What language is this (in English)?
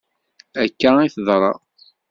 Kabyle